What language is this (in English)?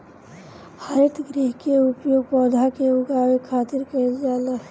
Bhojpuri